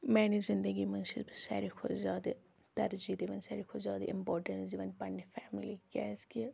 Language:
Kashmiri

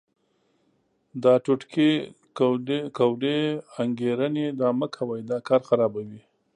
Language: Pashto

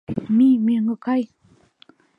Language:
Mari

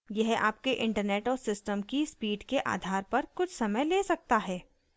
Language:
Hindi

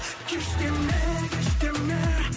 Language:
Kazakh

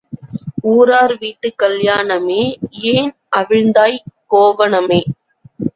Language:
Tamil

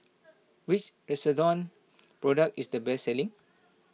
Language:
English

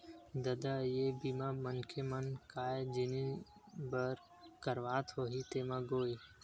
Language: Chhattisgarhi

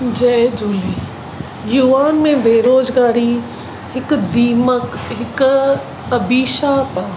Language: Sindhi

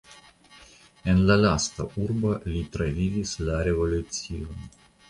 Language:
Esperanto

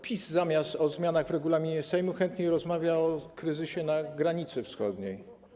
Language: Polish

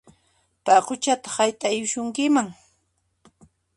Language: Puno Quechua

